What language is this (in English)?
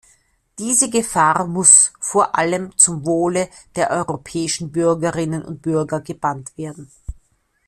German